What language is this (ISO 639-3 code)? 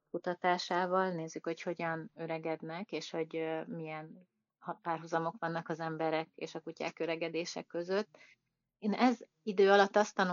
hun